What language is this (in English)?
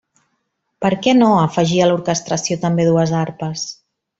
Catalan